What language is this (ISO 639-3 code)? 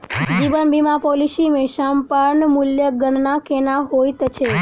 mai